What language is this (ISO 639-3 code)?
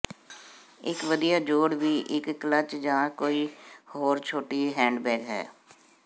pan